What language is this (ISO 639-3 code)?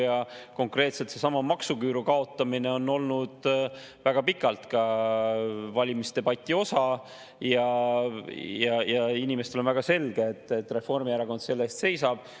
est